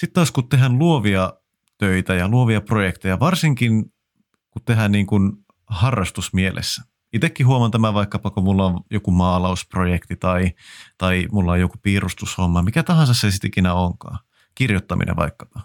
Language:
Finnish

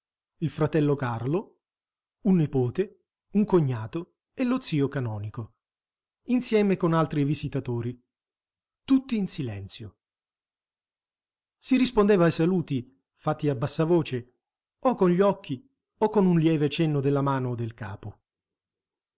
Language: Italian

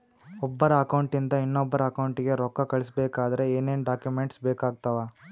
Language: Kannada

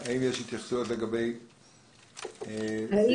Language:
Hebrew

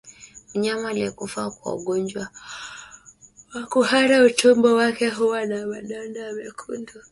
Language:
Swahili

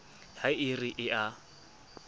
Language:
Southern Sotho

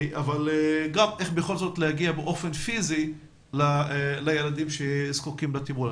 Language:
Hebrew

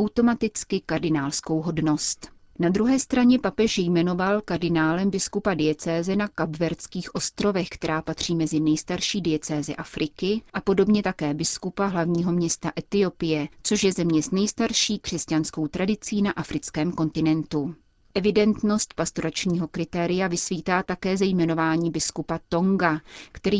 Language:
Czech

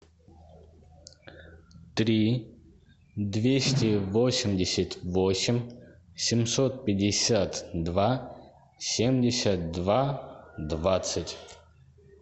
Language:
Russian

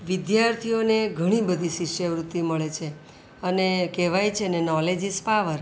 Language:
Gujarati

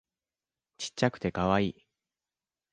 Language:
Japanese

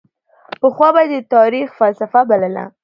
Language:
Pashto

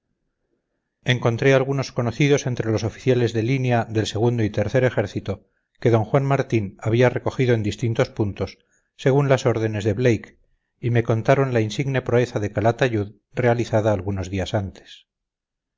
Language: Spanish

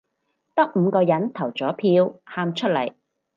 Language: Cantonese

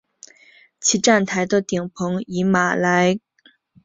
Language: Chinese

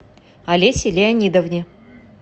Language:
Russian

